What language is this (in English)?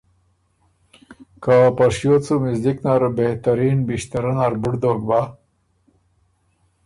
Ormuri